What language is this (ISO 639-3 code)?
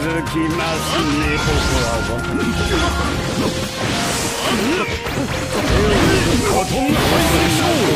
jpn